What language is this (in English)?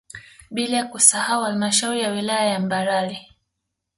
Swahili